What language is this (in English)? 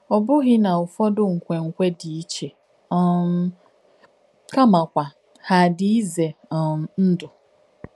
Igbo